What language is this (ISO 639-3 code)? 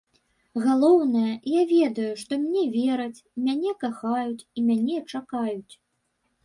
bel